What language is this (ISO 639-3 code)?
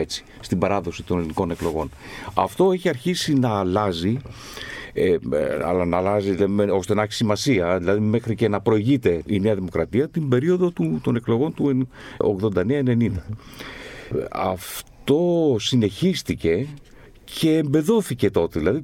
ell